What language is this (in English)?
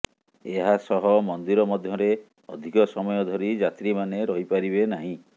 Odia